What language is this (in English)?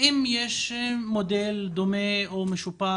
Hebrew